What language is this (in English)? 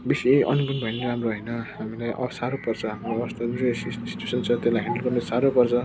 Nepali